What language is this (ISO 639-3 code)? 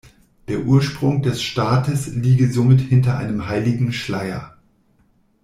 deu